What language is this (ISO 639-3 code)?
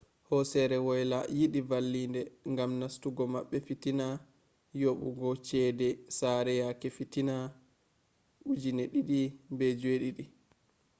ful